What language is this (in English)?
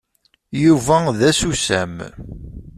Kabyle